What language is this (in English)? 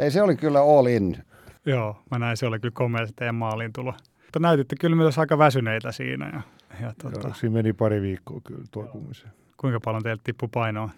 Finnish